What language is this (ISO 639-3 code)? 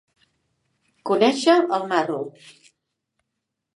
cat